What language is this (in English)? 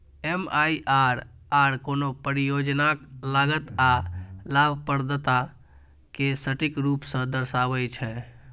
Maithili